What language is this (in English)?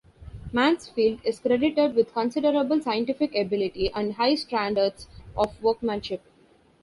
English